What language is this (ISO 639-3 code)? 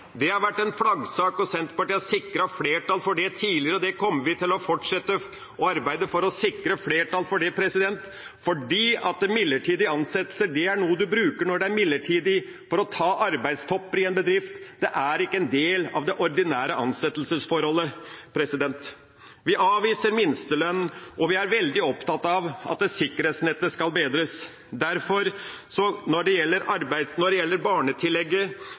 nob